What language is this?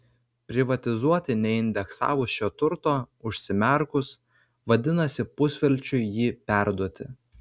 Lithuanian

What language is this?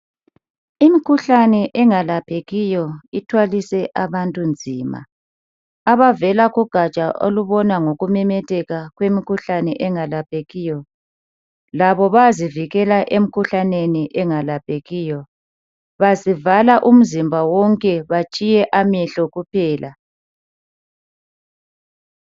North Ndebele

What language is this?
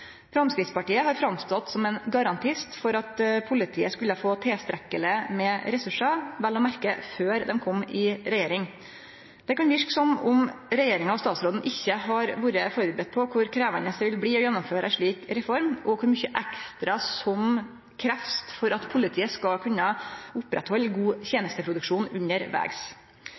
Norwegian Nynorsk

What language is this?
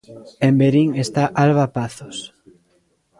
Galician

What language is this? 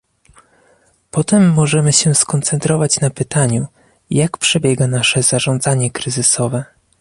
Polish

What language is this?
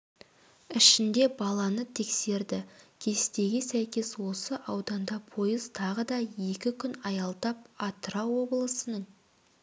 Kazakh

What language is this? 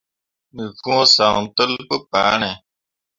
Mundang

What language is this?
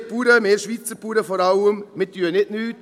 Swiss German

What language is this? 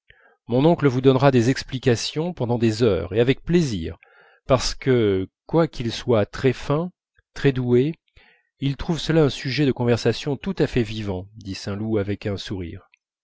French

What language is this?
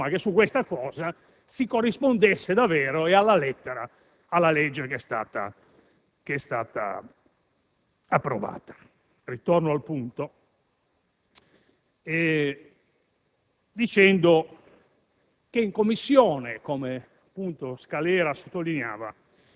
Italian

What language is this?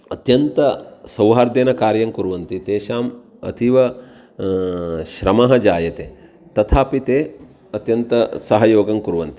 Sanskrit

